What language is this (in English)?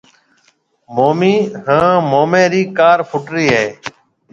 Marwari (Pakistan)